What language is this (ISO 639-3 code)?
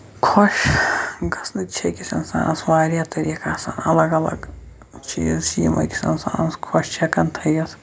kas